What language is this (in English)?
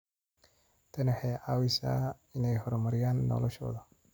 Somali